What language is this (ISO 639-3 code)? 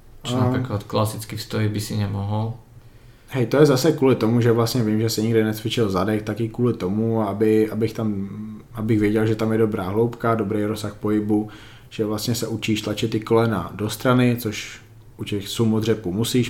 ces